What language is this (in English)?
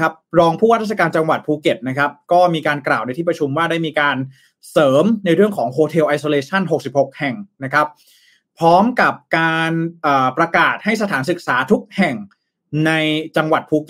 Thai